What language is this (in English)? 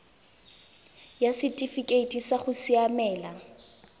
Tswana